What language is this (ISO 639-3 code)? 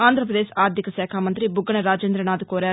tel